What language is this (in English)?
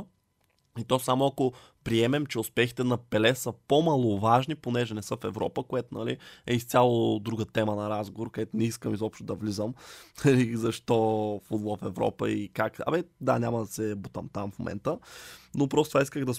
Bulgarian